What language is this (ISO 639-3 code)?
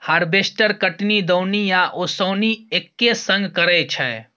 mai